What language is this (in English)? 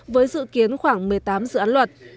Vietnamese